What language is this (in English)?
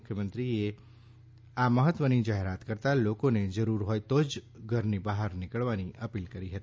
Gujarati